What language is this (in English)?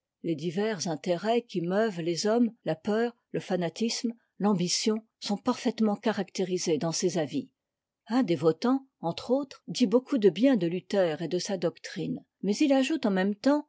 French